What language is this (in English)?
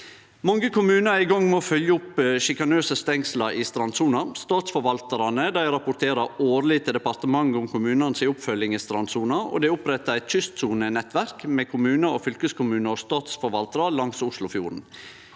Norwegian